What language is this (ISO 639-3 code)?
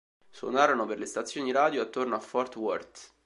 ita